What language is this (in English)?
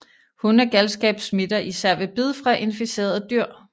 Danish